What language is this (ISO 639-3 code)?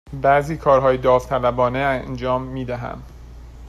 fas